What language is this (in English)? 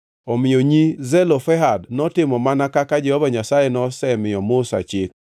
Luo (Kenya and Tanzania)